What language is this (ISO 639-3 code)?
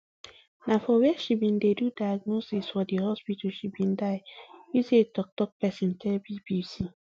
pcm